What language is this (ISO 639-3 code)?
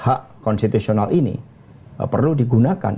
ind